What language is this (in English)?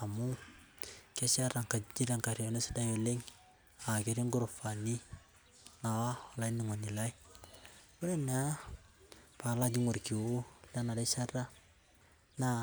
Masai